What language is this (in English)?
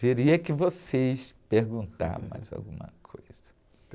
Portuguese